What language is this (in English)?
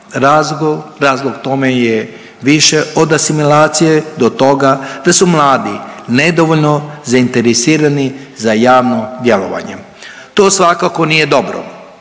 Croatian